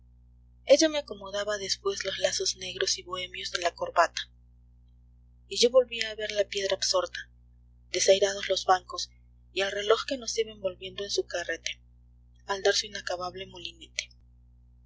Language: Spanish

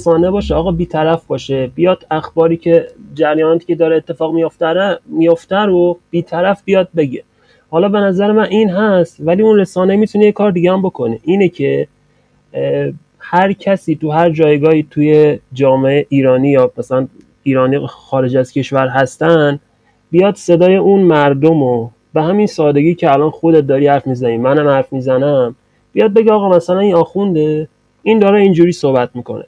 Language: Persian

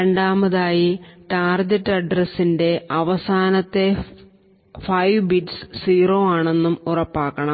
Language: Malayalam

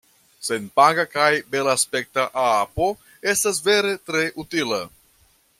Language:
Esperanto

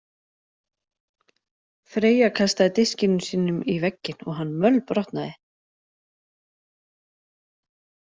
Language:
Icelandic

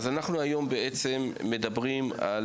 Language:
Hebrew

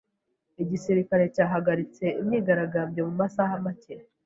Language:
Kinyarwanda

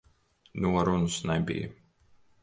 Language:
Latvian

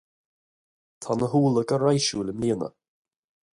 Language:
Irish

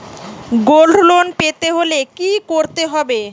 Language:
Bangla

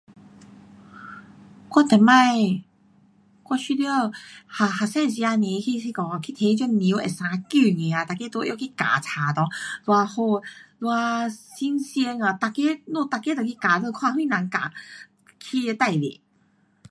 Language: Pu-Xian Chinese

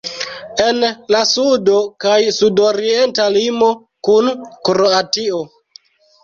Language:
Esperanto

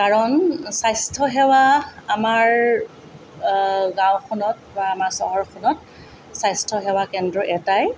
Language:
Assamese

